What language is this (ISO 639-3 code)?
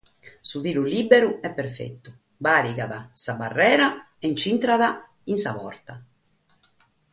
srd